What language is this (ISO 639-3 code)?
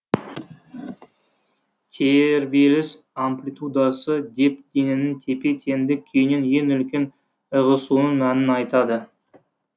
kaz